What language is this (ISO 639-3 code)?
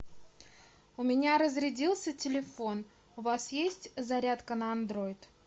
rus